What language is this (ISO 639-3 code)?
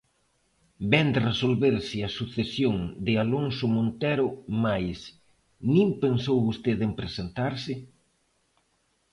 glg